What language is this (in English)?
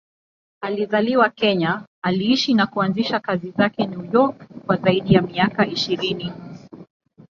Swahili